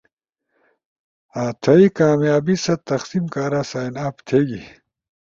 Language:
Ushojo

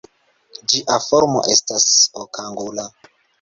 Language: Esperanto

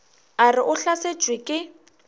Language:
Northern Sotho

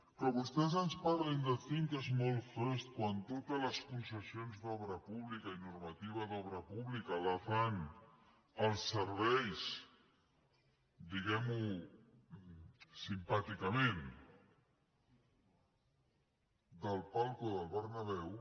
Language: Catalan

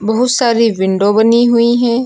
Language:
Hindi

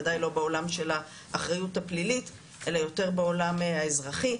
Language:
Hebrew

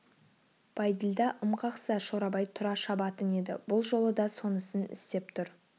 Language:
Kazakh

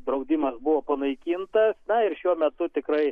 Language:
Lithuanian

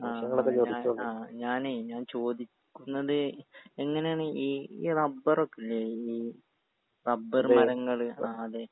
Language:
Malayalam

